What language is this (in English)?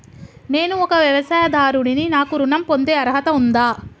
Telugu